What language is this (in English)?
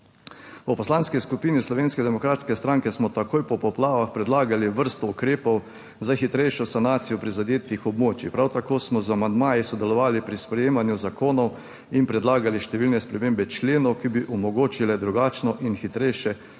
Slovenian